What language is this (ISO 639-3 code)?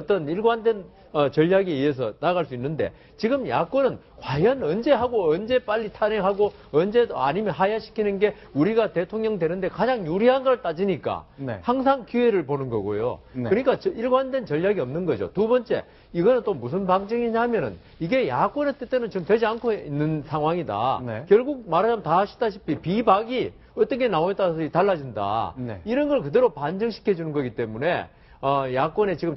kor